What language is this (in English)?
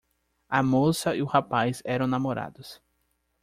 Portuguese